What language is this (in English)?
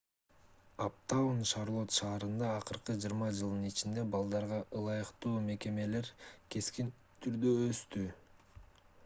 Kyrgyz